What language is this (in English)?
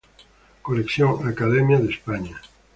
Spanish